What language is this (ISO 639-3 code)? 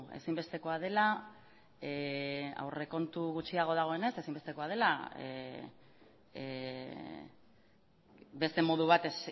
eus